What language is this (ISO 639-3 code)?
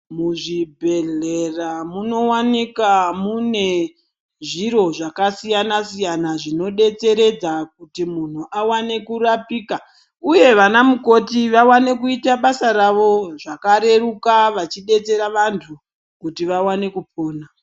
ndc